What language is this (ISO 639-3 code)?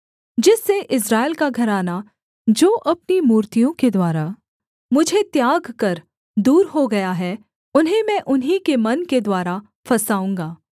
hin